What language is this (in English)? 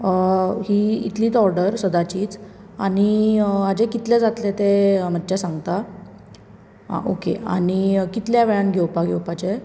Konkani